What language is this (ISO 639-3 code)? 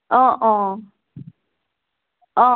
asm